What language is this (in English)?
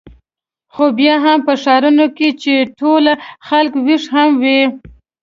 Pashto